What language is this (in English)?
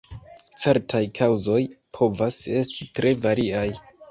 Esperanto